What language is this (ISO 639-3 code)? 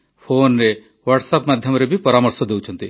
ori